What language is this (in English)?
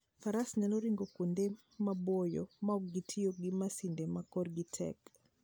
Luo (Kenya and Tanzania)